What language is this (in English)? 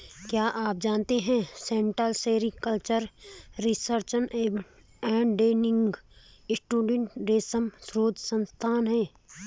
Hindi